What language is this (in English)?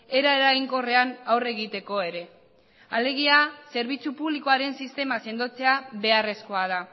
Basque